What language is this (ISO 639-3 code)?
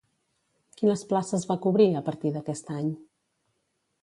cat